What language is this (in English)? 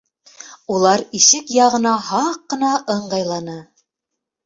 Bashkir